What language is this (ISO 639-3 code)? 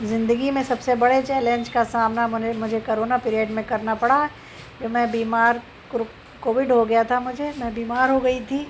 urd